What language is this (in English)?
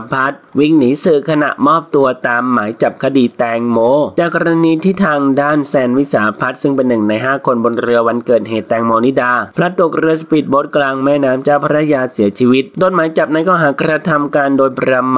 Thai